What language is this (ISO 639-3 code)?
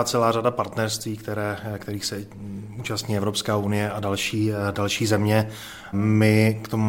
ces